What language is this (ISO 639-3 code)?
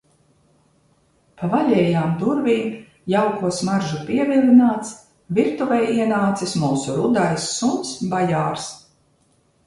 lav